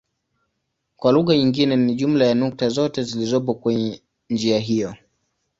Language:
Swahili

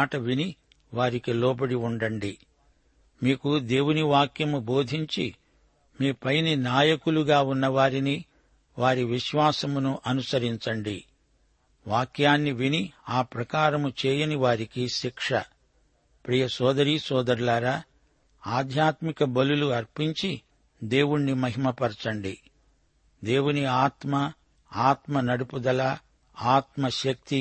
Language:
Telugu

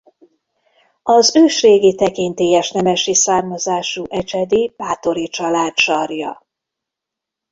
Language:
Hungarian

